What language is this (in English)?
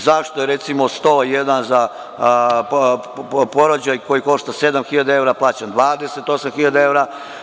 Serbian